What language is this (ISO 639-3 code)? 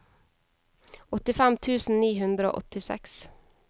nor